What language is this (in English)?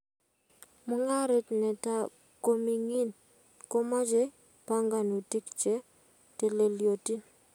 Kalenjin